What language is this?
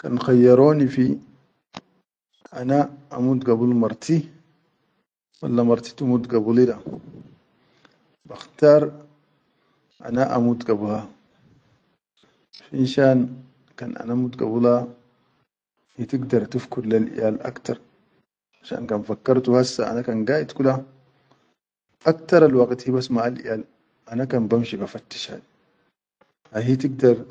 Chadian Arabic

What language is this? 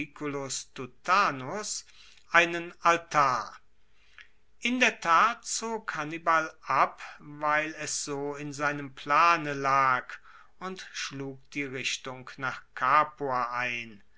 German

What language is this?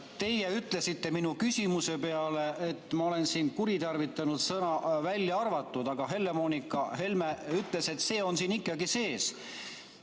Estonian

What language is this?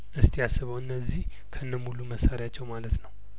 Amharic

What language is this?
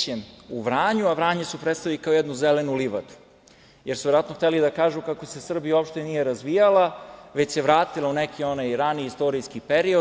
Serbian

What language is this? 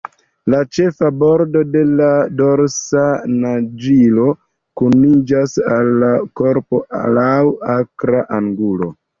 Esperanto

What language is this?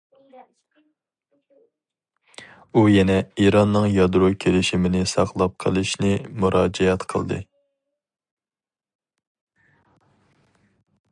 Uyghur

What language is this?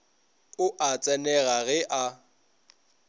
Northern Sotho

